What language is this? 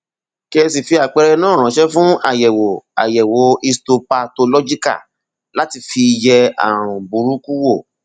Yoruba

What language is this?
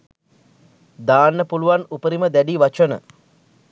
Sinhala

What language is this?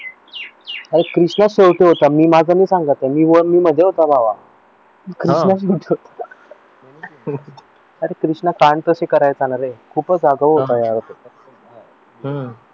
Marathi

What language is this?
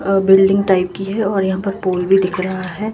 Hindi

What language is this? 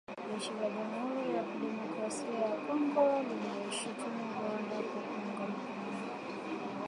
Swahili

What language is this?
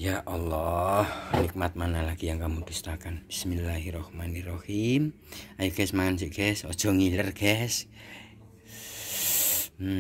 Indonesian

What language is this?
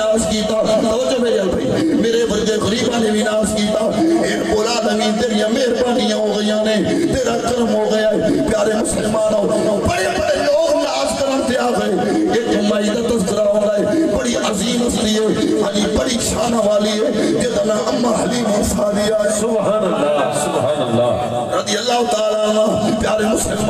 Turkish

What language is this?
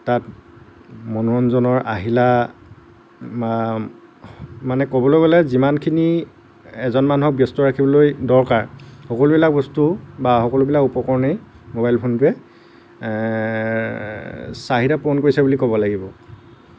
Assamese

